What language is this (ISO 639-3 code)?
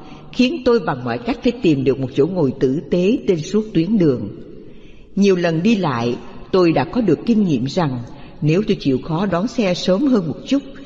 vie